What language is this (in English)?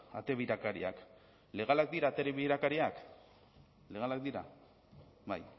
Basque